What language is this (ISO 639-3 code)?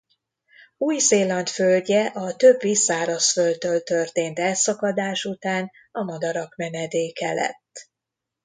hun